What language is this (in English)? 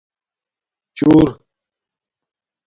Domaaki